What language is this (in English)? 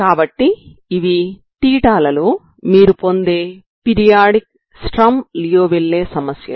Telugu